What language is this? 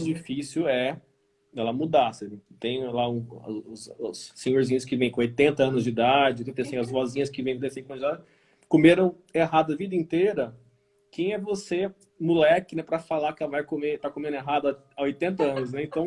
Portuguese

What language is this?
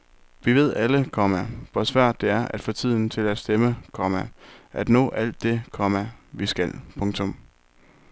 Danish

